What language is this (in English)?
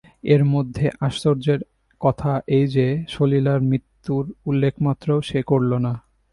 Bangla